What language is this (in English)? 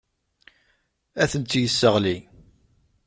Kabyle